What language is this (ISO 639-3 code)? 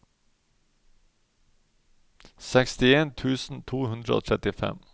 nor